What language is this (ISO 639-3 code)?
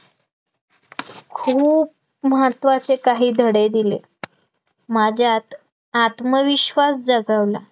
mar